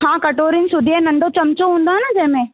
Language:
Sindhi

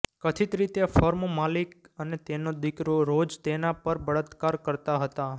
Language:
Gujarati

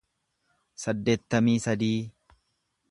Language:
Oromo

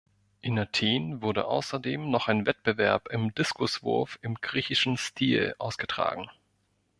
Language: German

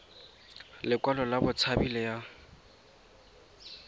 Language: Tswana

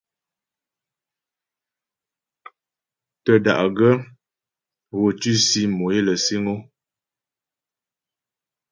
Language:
Ghomala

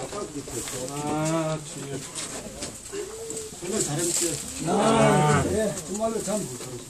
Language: Korean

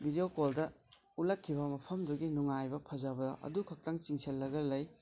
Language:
Manipuri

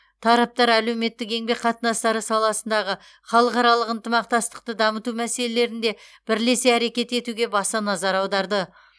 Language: Kazakh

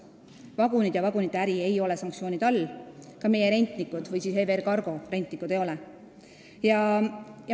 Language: Estonian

